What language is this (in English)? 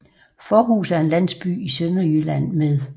Danish